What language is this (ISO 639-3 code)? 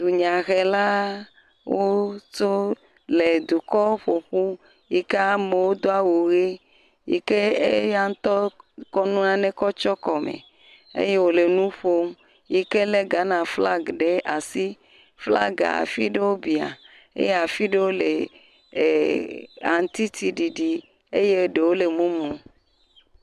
ewe